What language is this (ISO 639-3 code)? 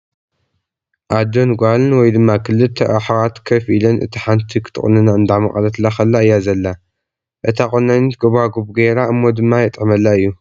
tir